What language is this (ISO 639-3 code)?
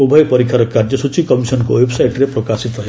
ori